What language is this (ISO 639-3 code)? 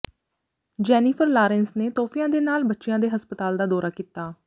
pan